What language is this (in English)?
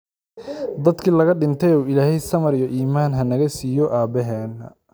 Somali